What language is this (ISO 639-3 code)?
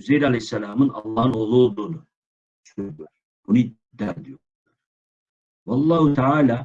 tur